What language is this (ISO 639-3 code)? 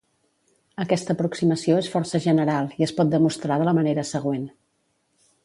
cat